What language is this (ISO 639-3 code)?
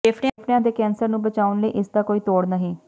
pan